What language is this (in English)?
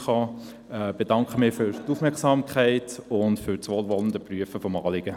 Swiss German